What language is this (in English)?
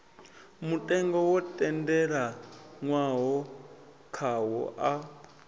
Venda